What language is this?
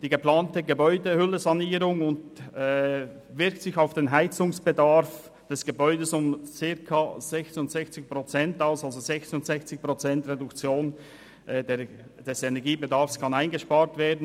Swiss German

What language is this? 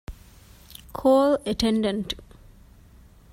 Divehi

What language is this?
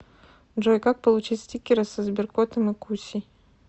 Russian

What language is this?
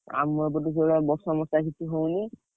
Odia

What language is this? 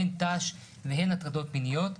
Hebrew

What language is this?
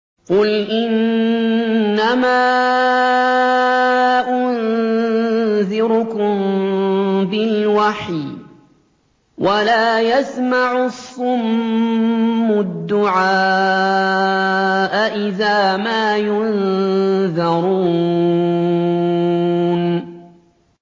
Arabic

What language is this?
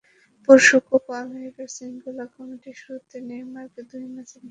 Bangla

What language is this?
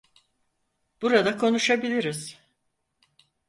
Turkish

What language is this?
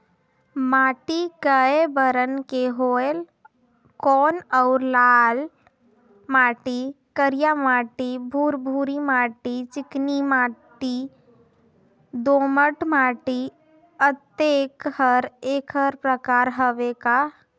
Chhattisgarhi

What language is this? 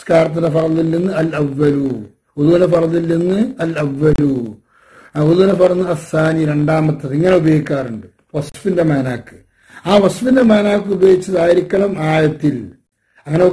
Arabic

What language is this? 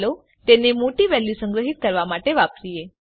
Gujarati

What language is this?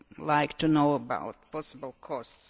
English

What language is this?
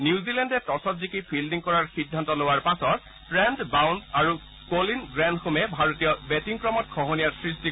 Assamese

